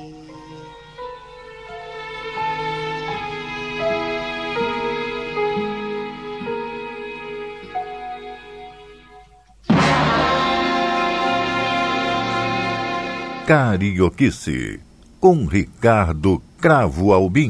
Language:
Portuguese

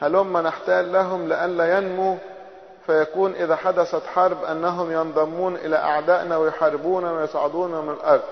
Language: Arabic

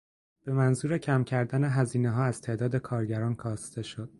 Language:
Persian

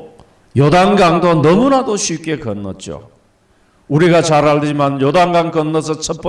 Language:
Korean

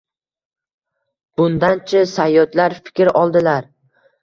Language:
Uzbek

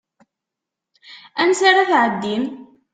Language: Kabyle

